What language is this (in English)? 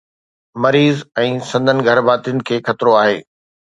Sindhi